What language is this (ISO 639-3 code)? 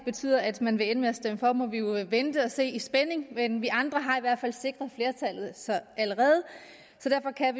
dan